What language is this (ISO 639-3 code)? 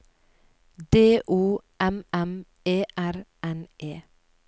nor